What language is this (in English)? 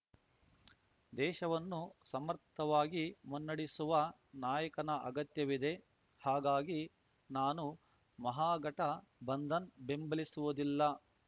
Kannada